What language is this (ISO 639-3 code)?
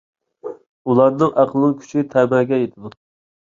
uig